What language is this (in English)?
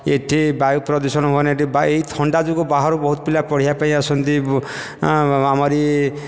Odia